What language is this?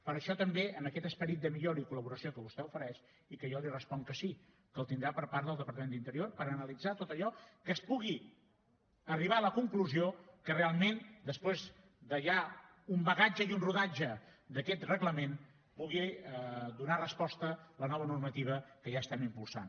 Catalan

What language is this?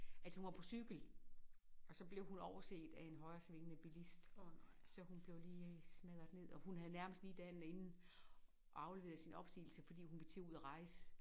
Danish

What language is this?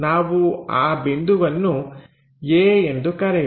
Kannada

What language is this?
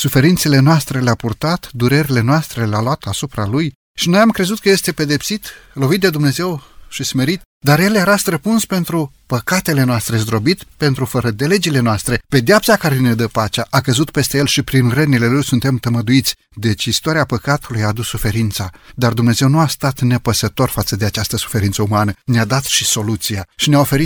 Romanian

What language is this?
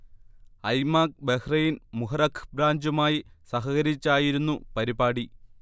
Malayalam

